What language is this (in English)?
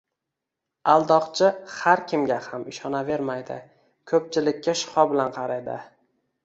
Uzbek